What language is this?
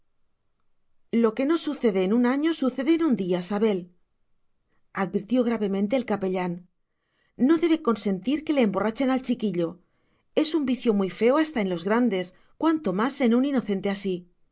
Spanish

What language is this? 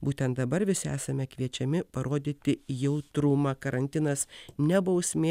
Lithuanian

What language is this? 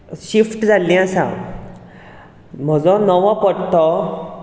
Konkani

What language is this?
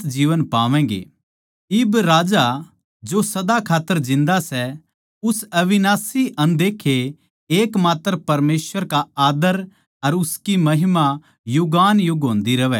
Haryanvi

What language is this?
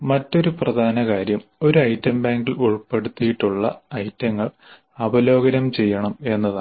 Malayalam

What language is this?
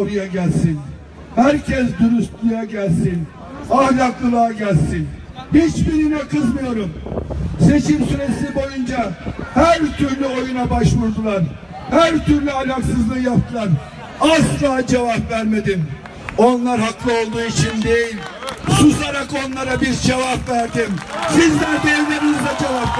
Turkish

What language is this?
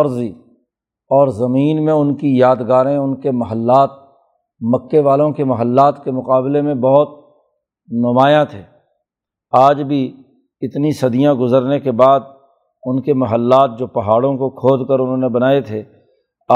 Urdu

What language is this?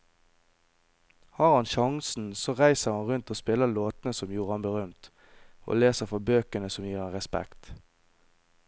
Norwegian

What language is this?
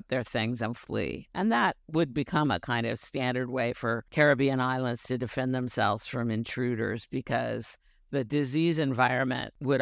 English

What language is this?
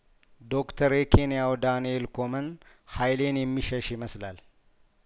Amharic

